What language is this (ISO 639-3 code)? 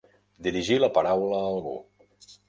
cat